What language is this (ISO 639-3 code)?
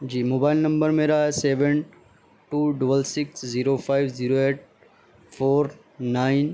urd